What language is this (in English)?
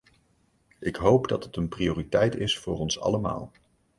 Dutch